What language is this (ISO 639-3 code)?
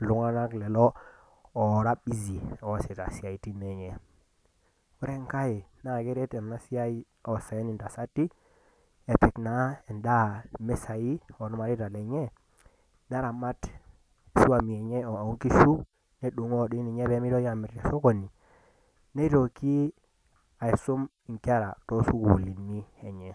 mas